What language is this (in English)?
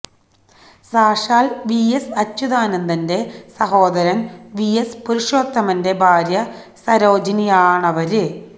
Malayalam